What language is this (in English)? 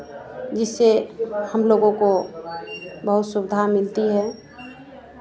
Hindi